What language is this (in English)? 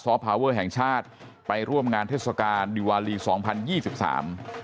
Thai